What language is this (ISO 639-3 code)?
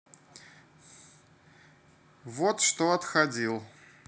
rus